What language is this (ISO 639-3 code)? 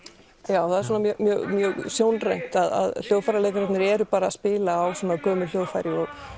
isl